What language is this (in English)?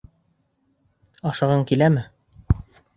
Bashkir